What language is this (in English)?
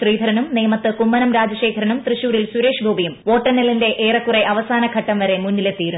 Malayalam